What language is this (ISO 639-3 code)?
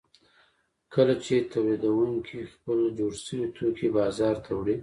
pus